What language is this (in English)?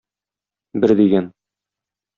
Tatar